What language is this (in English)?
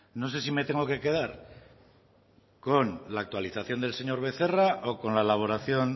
Spanish